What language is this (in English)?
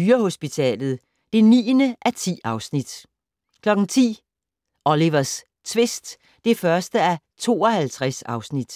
Danish